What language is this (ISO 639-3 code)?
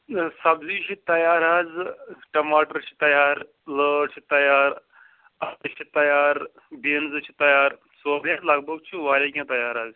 kas